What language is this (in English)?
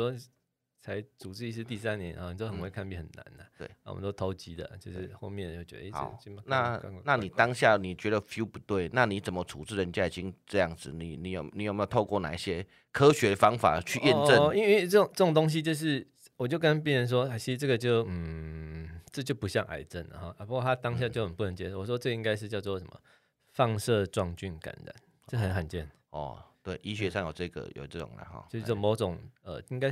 Chinese